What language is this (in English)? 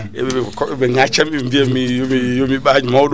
Fula